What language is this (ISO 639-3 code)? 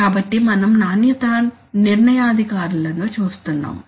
tel